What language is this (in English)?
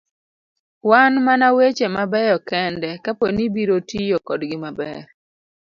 Luo (Kenya and Tanzania)